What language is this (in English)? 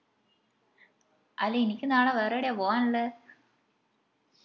Malayalam